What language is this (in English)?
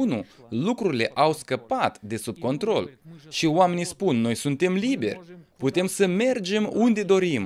Romanian